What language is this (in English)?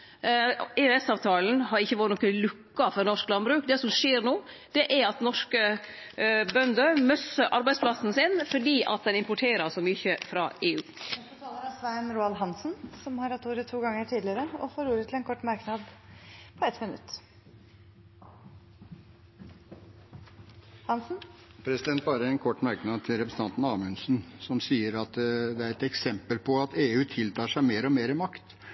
Norwegian